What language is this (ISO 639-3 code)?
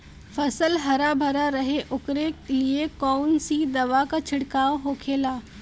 bho